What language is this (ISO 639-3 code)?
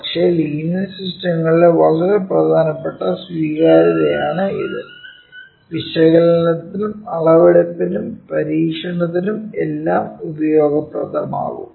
mal